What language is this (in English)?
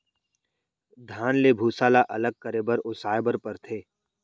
Chhattisgarhi